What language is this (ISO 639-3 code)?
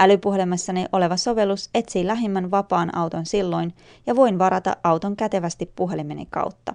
fin